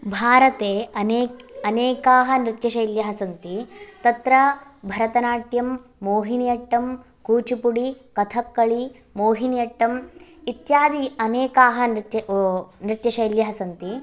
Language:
Sanskrit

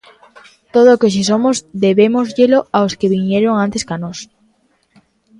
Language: Galician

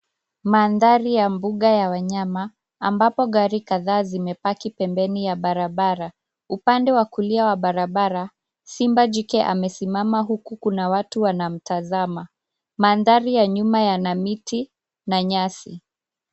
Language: Swahili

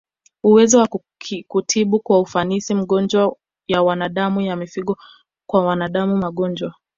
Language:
Swahili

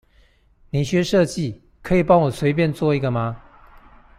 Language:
Chinese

